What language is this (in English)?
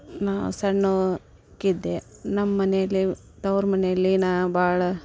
Kannada